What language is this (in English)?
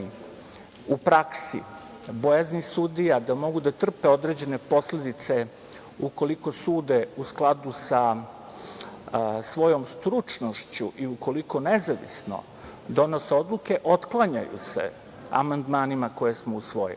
Serbian